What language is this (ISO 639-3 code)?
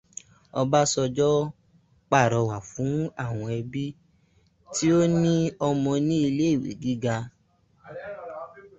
yor